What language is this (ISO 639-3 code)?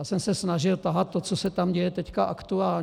ces